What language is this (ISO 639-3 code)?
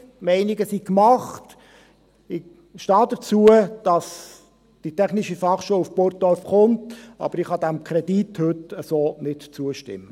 gsw